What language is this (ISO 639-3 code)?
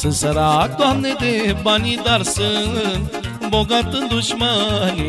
ron